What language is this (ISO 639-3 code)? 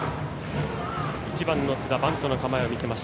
jpn